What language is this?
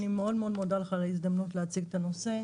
Hebrew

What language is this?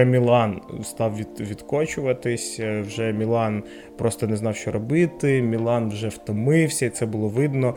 Ukrainian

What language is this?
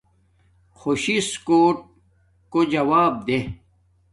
Domaaki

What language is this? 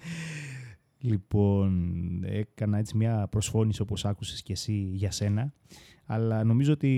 Greek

